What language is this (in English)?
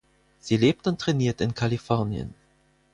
German